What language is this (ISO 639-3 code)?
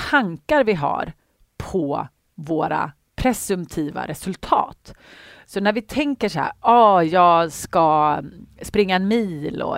swe